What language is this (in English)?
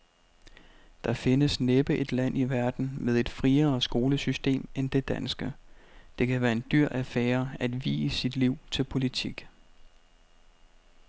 Danish